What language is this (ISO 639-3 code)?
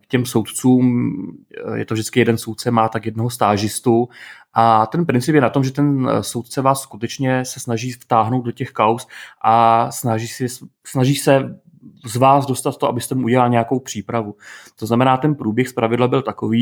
ces